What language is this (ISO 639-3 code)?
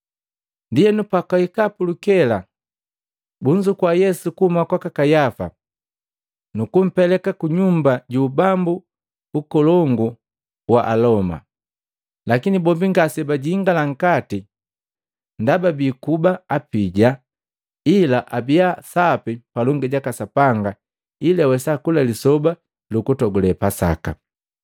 mgv